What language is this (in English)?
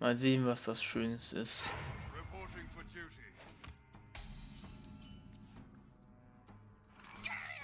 German